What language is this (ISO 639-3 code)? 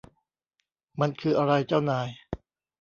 tha